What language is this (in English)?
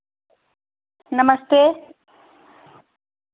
Dogri